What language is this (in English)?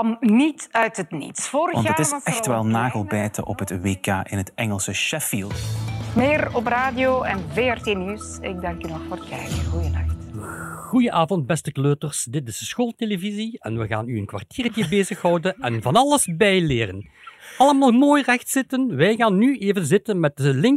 Dutch